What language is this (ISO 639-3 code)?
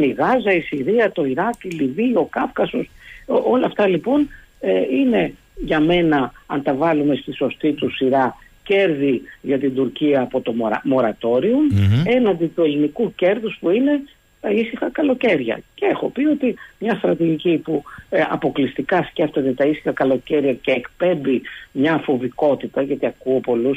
ell